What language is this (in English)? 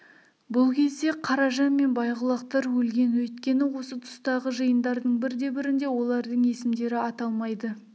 Kazakh